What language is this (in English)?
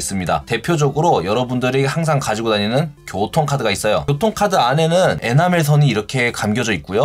Korean